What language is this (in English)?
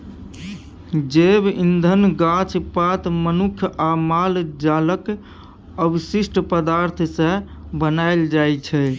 Maithili